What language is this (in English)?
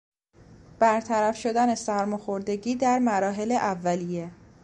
Persian